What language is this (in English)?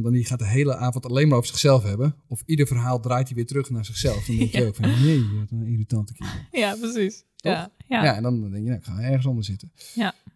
Dutch